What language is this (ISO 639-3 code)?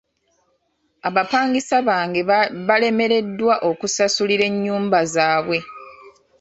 lug